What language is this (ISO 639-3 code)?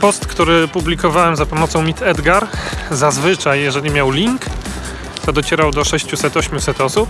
pol